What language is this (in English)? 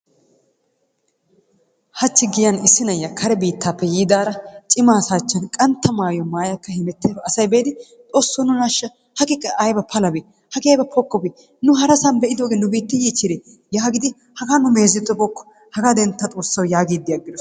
Wolaytta